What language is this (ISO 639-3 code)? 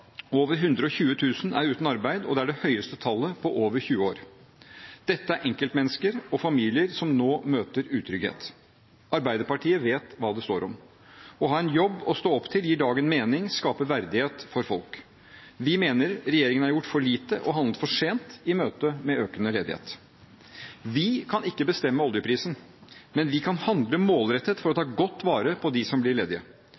nob